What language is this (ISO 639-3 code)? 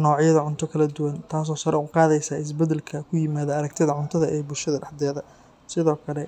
som